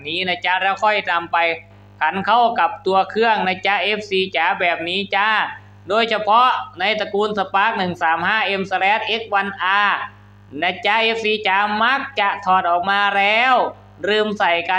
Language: Thai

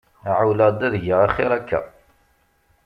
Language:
Kabyle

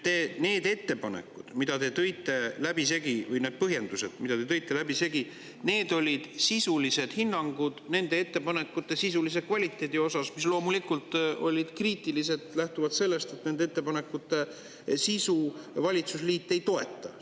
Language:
Estonian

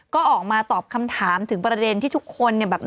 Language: Thai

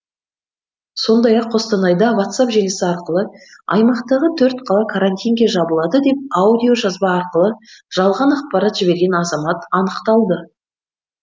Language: Kazakh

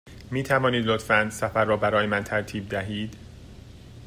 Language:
Persian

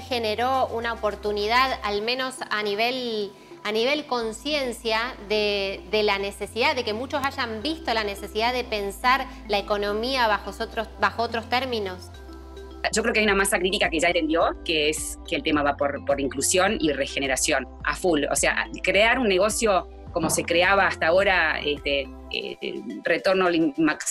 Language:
Spanish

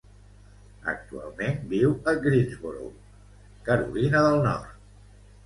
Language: Catalan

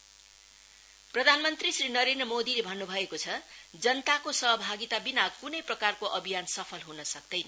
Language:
Nepali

